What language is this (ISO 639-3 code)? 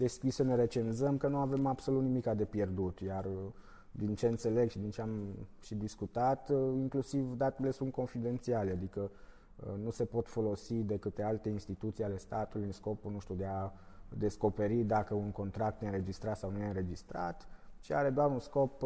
ron